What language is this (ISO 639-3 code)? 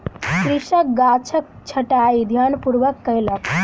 mai